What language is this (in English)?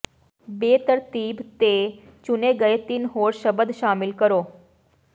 Punjabi